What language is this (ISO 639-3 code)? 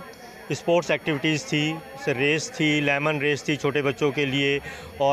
hin